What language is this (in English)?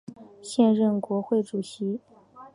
Chinese